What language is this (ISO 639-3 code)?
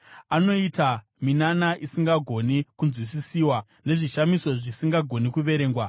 sna